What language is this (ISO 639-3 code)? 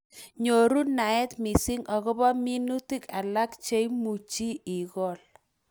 kln